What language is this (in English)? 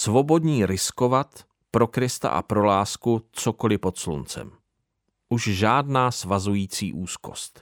Czech